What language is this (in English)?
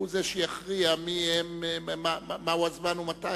Hebrew